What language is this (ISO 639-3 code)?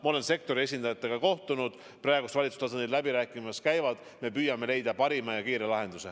est